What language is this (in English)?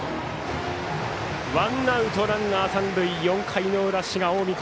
Japanese